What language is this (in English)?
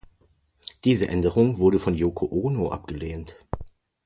German